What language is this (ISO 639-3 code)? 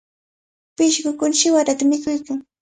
qvl